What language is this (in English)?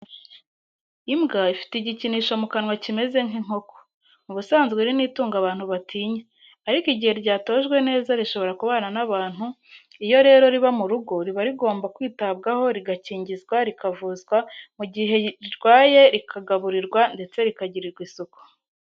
Kinyarwanda